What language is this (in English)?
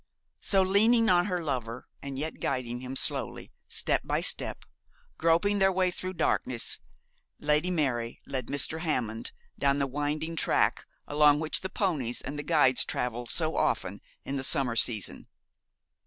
English